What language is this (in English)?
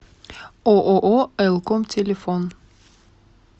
Russian